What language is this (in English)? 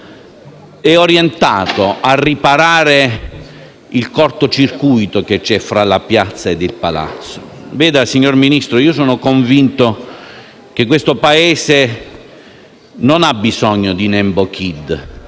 Italian